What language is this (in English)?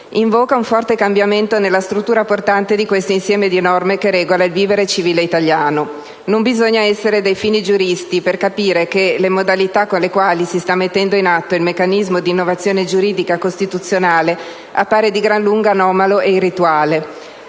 Italian